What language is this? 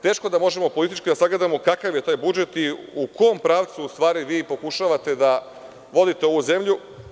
Serbian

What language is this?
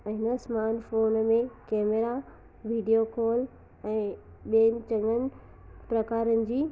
Sindhi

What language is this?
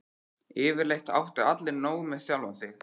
Icelandic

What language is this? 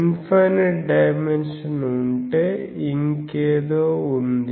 Telugu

